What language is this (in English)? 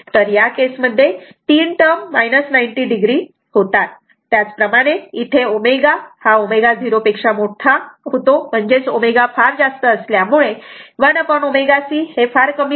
Marathi